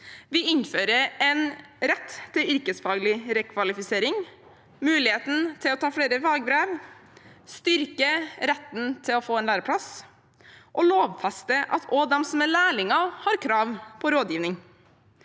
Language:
Norwegian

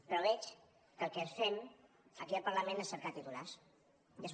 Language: Catalan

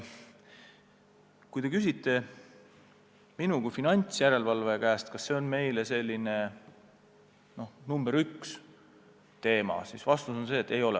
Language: Estonian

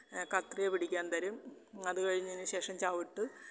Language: Malayalam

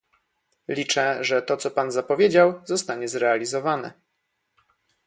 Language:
Polish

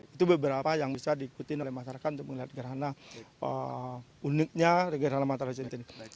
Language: Indonesian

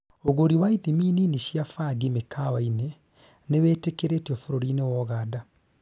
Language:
Kikuyu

